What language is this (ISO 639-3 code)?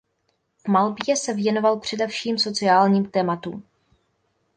ces